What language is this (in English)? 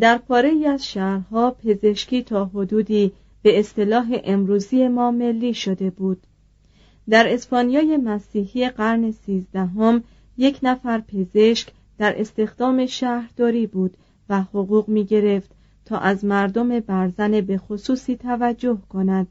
Persian